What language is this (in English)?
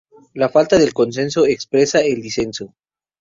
Spanish